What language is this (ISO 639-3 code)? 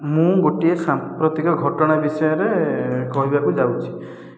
ori